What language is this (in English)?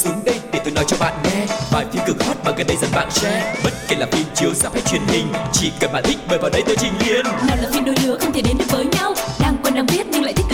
Vietnamese